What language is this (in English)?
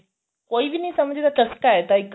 Punjabi